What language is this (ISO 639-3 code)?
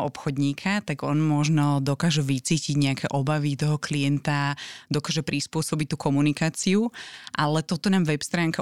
slk